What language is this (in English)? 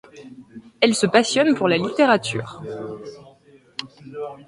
French